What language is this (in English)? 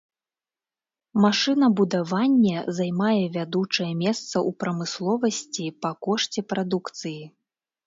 Belarusian